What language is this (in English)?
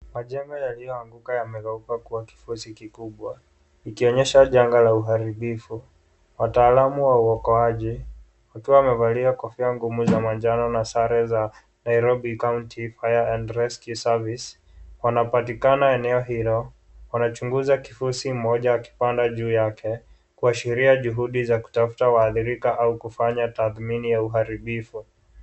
Swahili